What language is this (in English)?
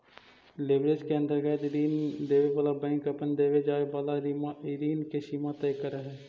Magahi